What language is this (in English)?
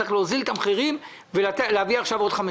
Hebrew